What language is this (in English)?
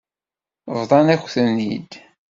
Kabyle